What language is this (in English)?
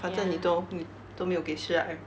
English